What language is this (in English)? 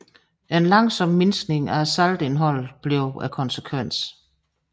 Danish